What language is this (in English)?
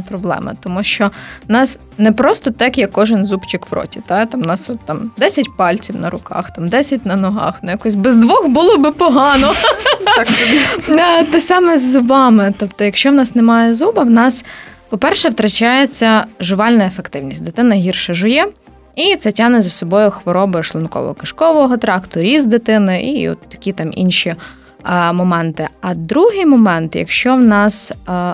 Ukrainian